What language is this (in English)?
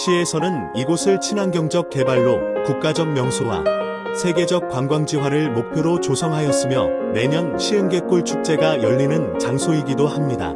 Korean